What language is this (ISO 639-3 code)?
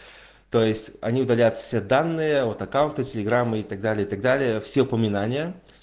rus